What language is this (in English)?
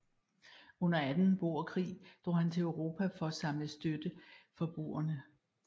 Danish